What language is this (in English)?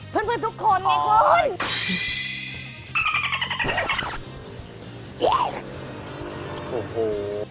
Thai